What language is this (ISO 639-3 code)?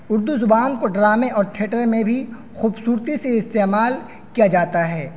urd